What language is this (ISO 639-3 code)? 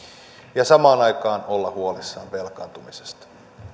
fin